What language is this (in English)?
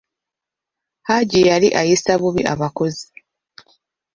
Ganda